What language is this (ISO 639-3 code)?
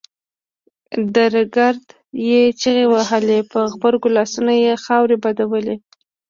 pus